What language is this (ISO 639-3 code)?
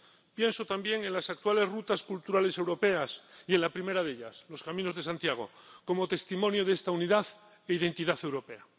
spa